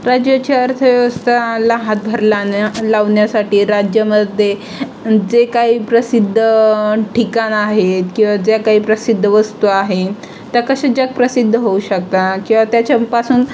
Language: Marathi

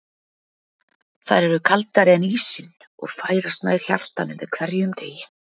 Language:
Icelandic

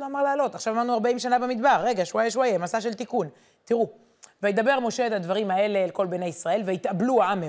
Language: Hebrew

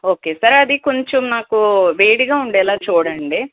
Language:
Telugu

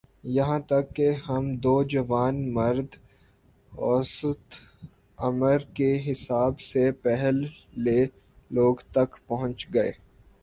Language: Urdu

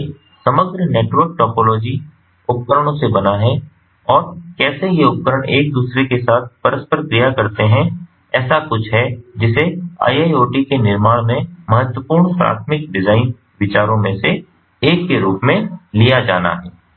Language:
Hindi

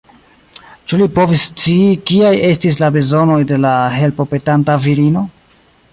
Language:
Esperanto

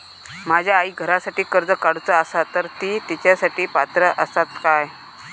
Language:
Marathi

